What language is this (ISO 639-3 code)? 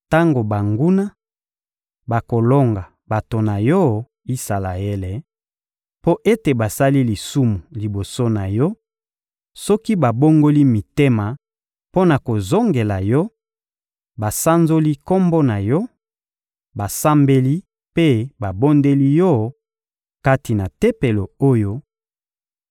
lin